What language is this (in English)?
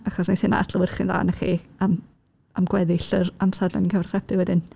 Welsh